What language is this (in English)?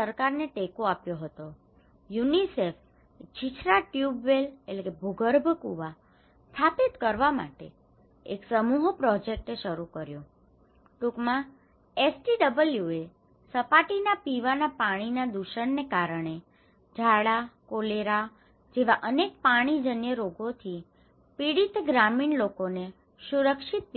Gujarati